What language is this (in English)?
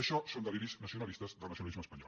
Catalan